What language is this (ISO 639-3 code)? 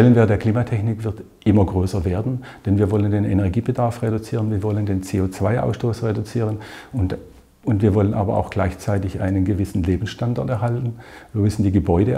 deu